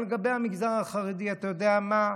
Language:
Hebrew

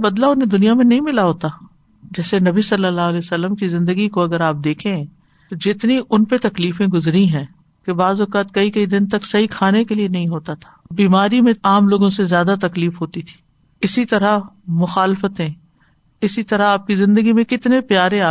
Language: Urdu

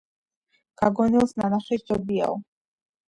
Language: Georgian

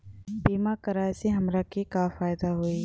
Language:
Bhojpuri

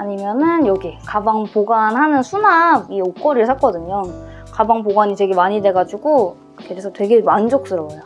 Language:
Korean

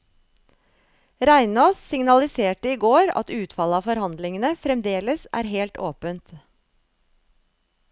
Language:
Norwegian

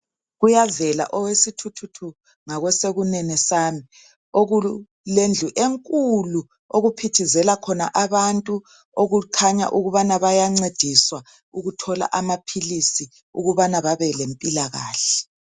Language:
North Ndebele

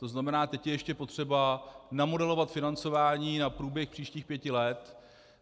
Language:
Czech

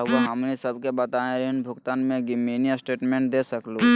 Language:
Magahi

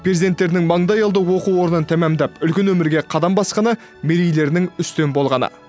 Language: Kazakh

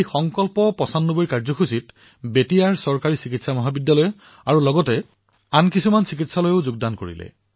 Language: Assamese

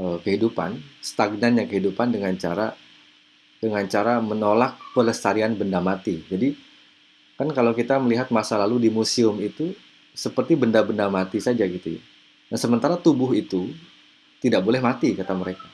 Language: Indonesian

